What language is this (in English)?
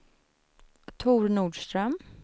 Swedish